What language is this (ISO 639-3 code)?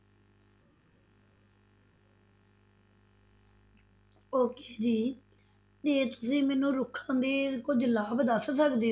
pan